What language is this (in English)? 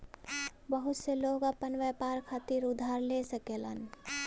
Bhojpuri